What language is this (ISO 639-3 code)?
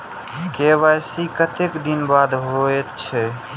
mai